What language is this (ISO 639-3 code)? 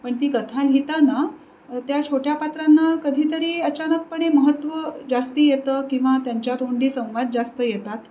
mar